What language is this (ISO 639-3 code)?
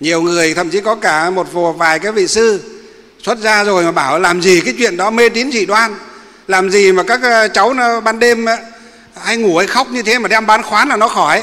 vie